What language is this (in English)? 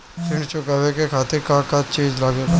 Bhojpuri